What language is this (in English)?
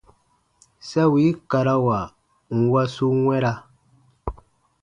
Baatonum